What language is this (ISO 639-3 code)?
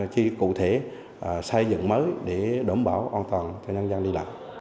vie